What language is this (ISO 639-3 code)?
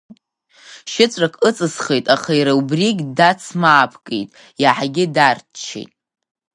abk